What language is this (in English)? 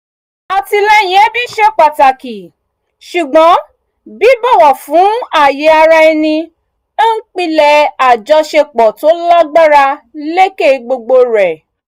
Yoruba